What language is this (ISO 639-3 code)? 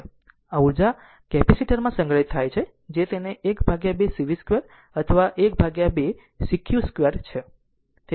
guj